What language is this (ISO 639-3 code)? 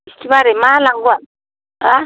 brx